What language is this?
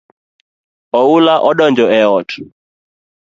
Luo (Kenya and Tanzania)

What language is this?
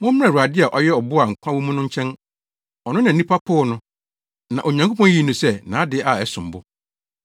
Akan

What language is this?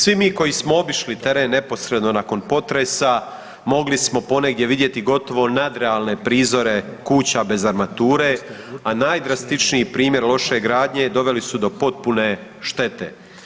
Croatian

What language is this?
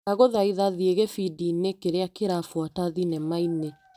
Kikuyu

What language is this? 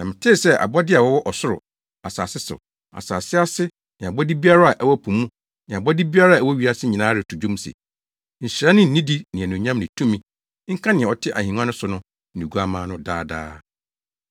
Akan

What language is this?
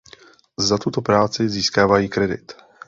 Czech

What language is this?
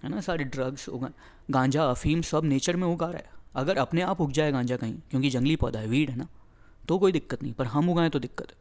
Hindi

